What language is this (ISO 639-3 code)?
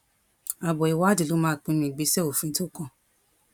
yor